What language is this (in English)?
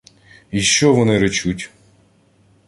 Ukrainian